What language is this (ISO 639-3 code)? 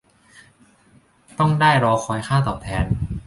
tha